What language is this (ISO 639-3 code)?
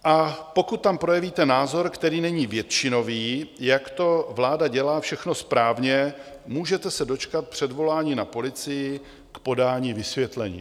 ces